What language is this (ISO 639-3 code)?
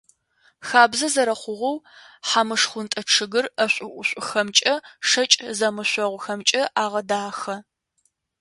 ady